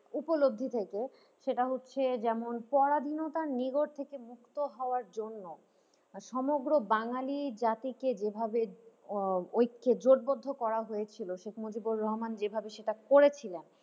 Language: Bangla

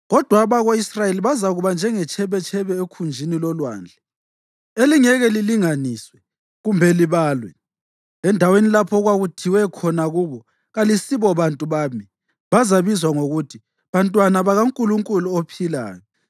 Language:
North Ndebele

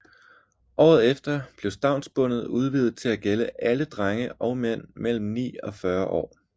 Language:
Danish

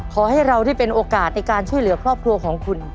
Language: Thai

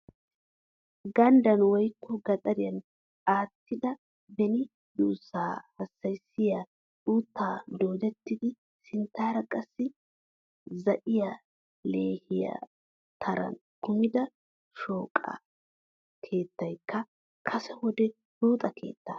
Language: Wolaytta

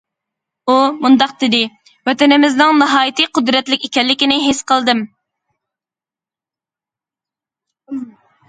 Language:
Uyghur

